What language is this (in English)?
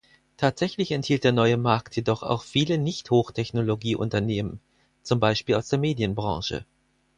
German